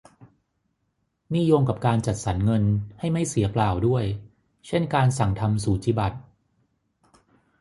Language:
Thai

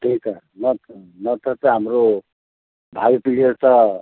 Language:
Nepali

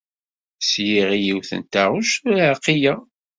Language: Kabyle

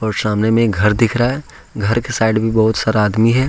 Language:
Hindi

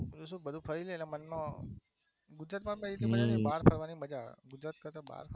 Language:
Gujarati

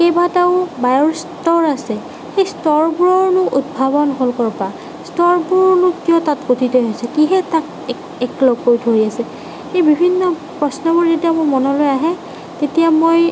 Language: Assamese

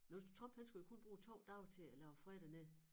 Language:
Danish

